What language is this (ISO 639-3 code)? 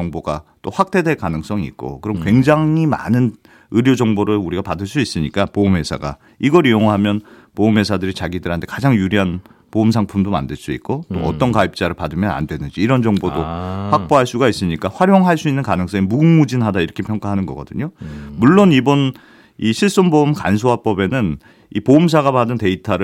kor